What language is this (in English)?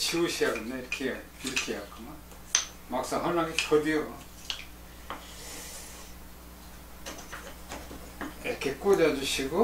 Korean